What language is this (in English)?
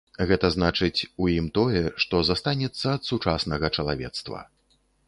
Belarusian